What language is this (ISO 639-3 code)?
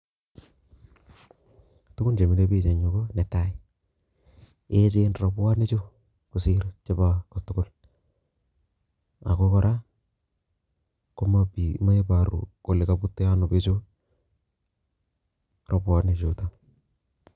kln